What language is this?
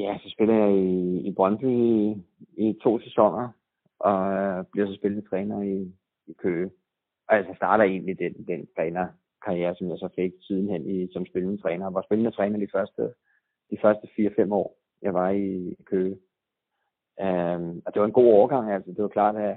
Danish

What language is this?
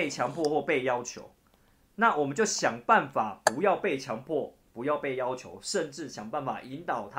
Chinese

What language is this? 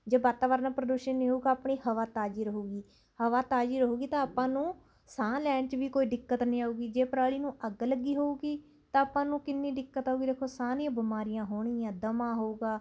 Punjabi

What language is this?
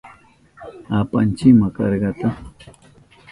Southern Pastaza Quechua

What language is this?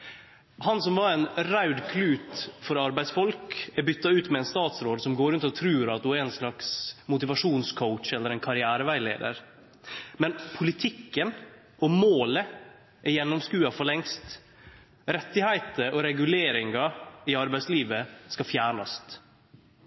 Norwegian Nynorsk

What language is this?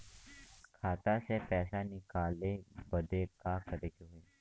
Bhojpuri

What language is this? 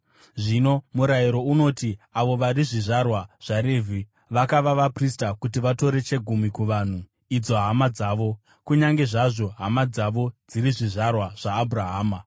Shona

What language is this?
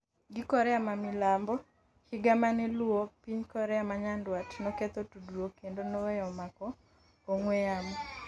Luo (Kenya and Tanzania)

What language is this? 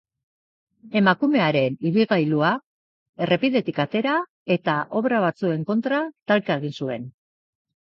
Basque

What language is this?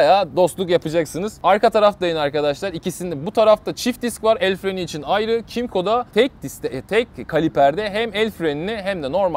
Turkish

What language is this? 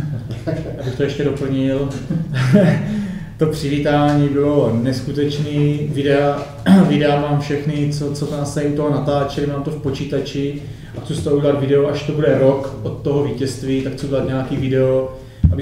Czech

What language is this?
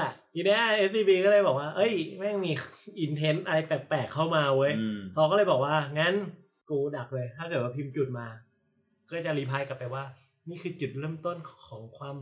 Thai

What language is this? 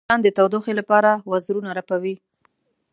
Pashto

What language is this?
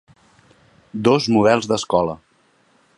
Catalan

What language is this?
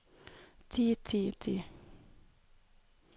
Norwegian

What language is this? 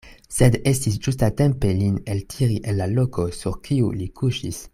Esperanto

